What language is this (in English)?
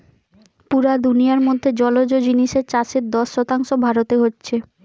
Bangla